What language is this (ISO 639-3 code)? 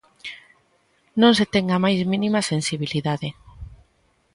glg